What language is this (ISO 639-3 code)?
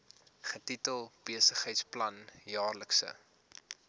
afr